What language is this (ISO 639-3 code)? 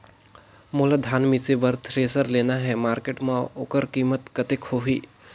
hne